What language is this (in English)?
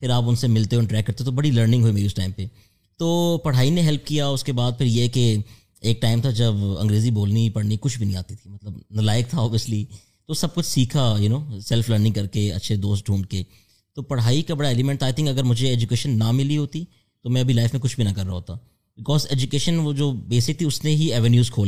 Urdu